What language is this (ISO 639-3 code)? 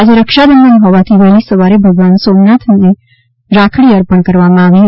guj